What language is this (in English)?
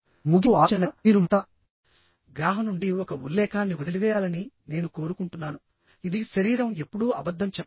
Telugu